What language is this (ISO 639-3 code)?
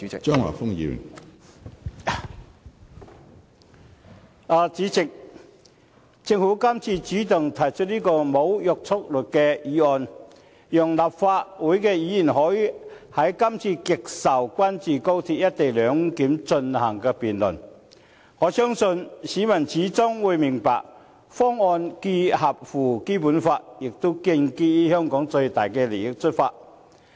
yue